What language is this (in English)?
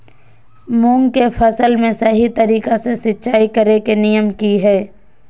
Magahi